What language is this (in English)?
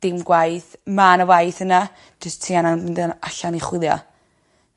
Welsh